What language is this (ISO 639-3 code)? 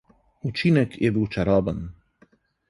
slv